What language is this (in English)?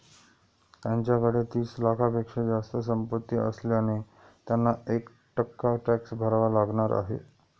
Marathi